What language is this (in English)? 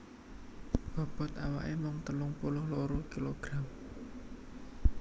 Javanese